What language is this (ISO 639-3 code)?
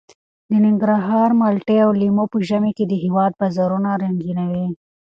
pus